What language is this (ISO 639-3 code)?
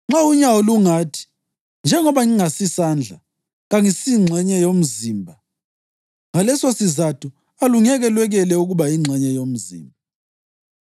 nde